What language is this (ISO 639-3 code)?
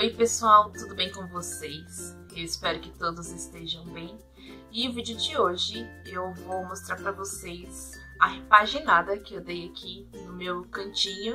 por